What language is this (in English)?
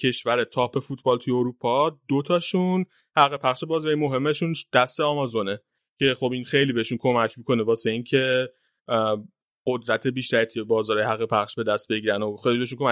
Persian